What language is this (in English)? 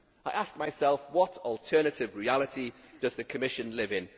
English